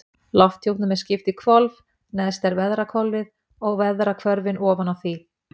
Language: Icelandic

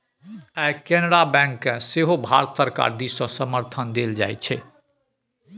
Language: Maithili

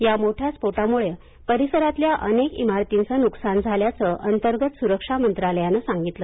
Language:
Marathi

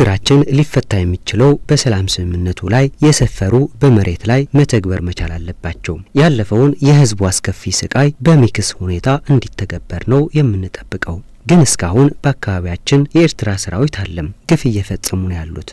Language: Arabic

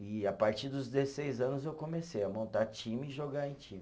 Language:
Portuguese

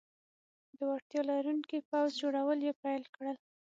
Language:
Pashto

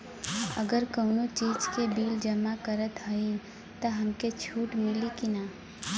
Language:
Bhojpuri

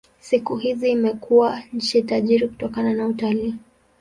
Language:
Swahili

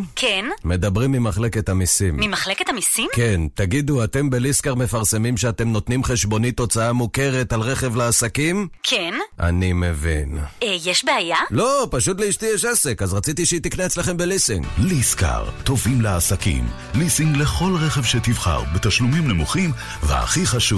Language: Hebrew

